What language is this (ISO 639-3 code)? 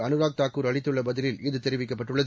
tam